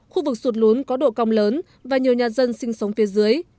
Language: Vietnamese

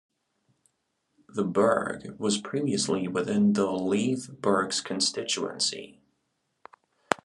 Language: English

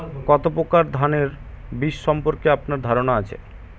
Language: Bangla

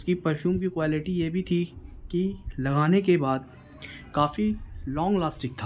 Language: Urdu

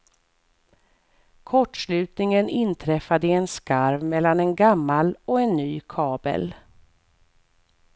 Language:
Swedish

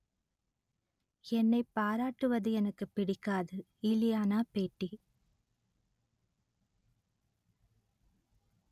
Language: Tamil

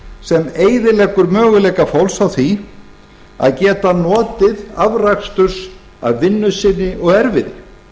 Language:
Icelandic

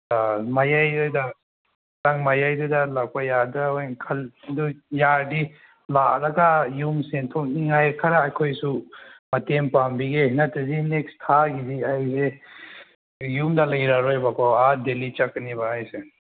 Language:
Manipuri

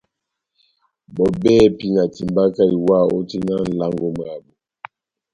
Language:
Batanga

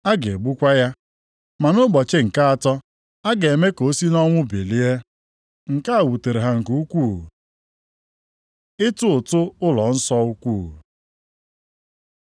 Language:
Igbo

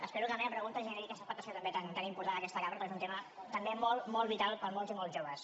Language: Catalan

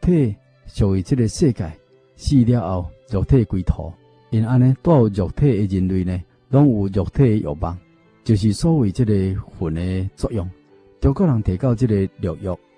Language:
Chinese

